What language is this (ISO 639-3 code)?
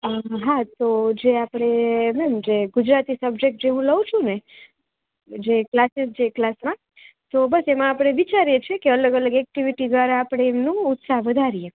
guj